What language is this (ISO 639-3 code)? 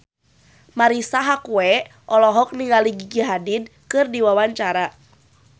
sun